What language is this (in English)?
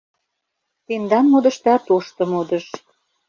Mari